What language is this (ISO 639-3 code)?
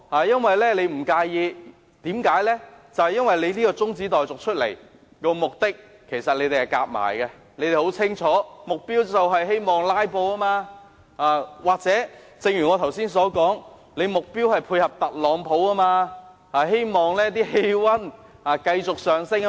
yue